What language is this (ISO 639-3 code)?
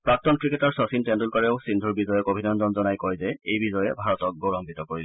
asm